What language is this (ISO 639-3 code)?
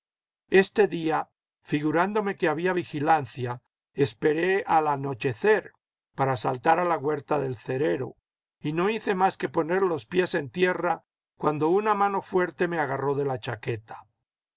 spa